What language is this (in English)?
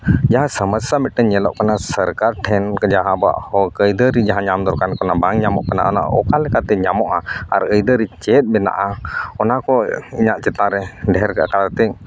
Santali